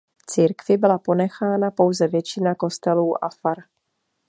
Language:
Czech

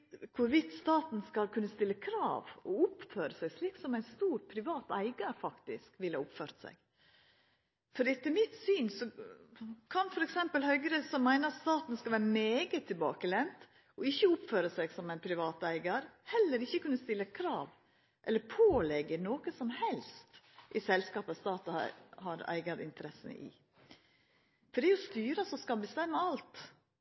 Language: Norwegian Nynorsk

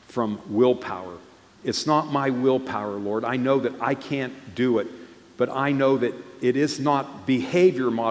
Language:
English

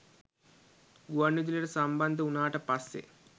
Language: Sinhala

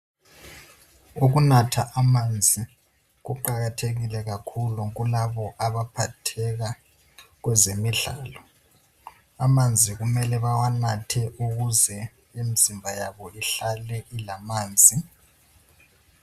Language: North Ndebele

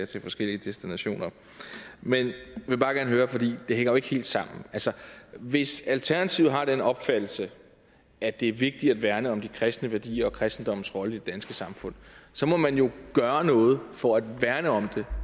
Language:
Danish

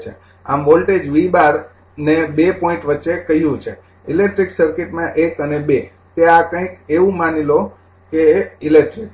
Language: Gujarati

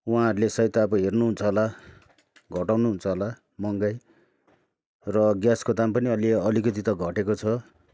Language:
Nepali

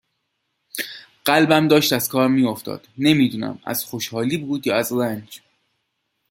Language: Persian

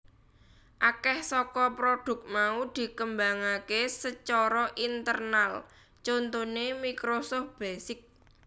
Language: Javanese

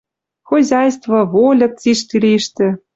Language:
Western Mari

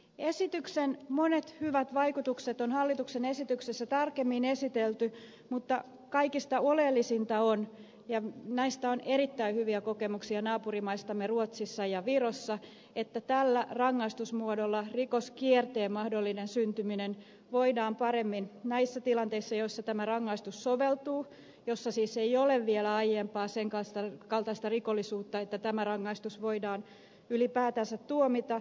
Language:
Finnish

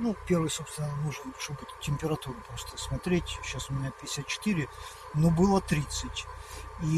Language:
Russian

